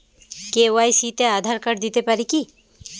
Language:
Bangla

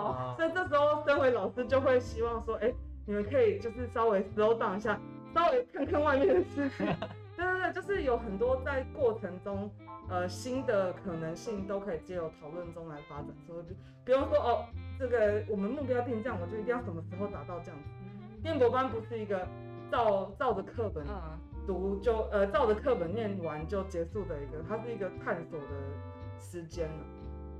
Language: Chinese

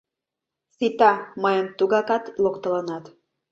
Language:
Mari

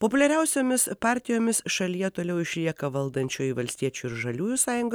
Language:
Lithuanian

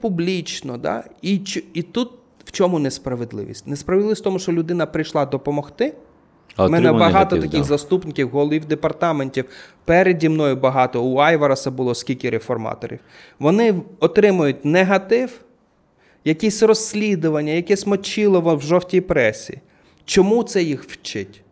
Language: Ukrainian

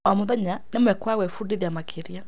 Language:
Kikuyu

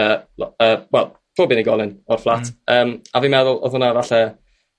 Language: Welsh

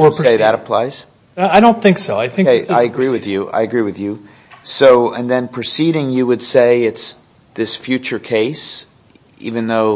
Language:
English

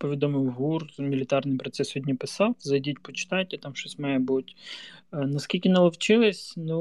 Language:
Ukrainian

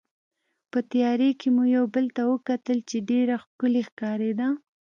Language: Pashto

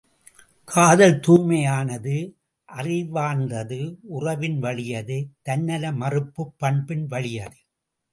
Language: Tamil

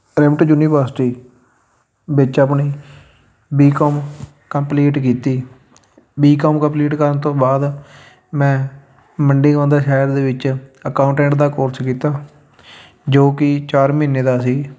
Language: Punjabi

